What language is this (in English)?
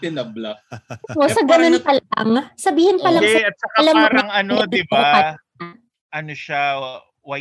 Filipino